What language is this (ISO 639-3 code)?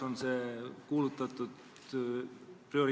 est